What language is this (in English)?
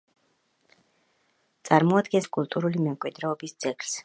Georgian